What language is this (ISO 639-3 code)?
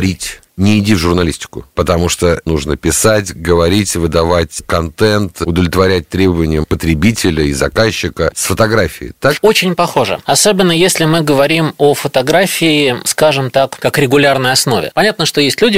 rus